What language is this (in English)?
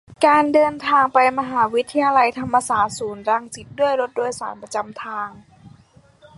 Thai